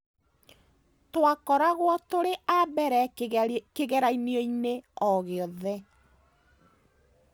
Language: Kikuyu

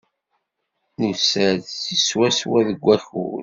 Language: Kabyle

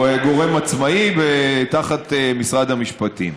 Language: Hebrew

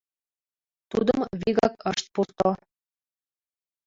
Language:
Mari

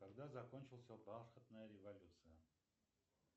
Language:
Russian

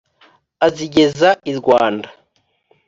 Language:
Kinyarwanda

